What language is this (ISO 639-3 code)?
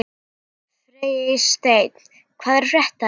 isl